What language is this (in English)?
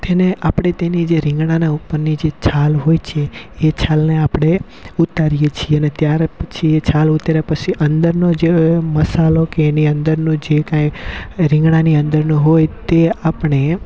Gujarati